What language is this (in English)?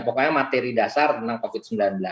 Indonesian